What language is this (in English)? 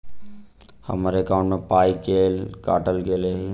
Maithili